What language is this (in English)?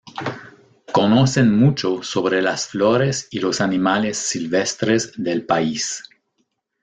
Spanish